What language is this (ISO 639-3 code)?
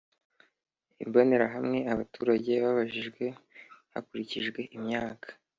kin